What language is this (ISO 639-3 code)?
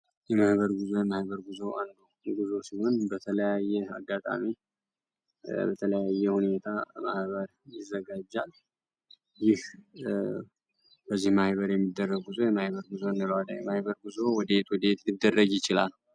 amh